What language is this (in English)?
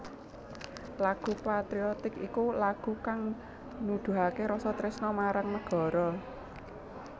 Javanese